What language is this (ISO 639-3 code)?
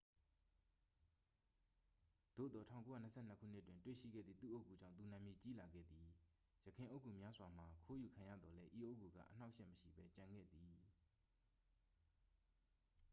mya